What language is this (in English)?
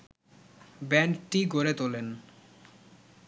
Bangla